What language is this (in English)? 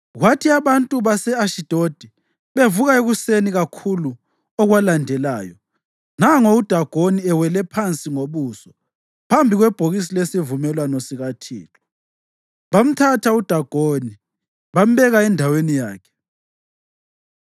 North Ndebele